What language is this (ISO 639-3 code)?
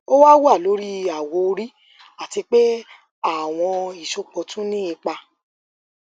yor